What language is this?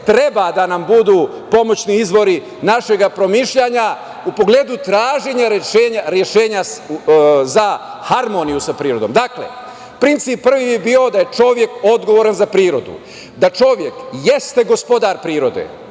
Serbian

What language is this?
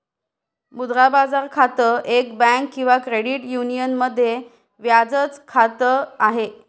Marathi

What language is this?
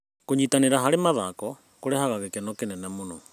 Kikuyu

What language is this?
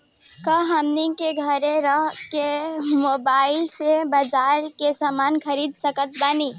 Bhojpuri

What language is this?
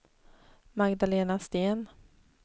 Swedish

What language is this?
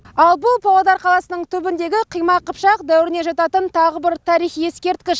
Kazakh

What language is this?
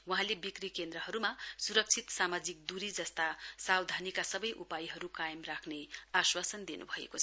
Nepali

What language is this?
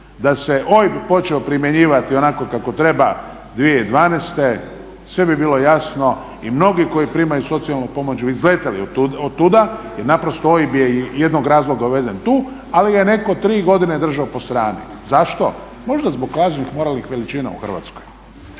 Croatian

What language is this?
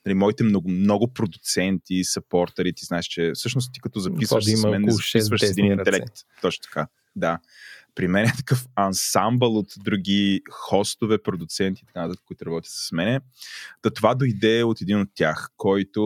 Bulgarian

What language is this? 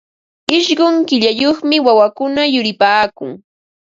Ambo-Pasco Quechua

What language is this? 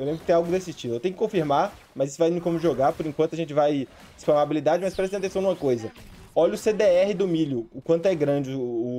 Portuguese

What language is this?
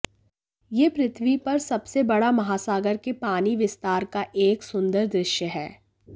Hindi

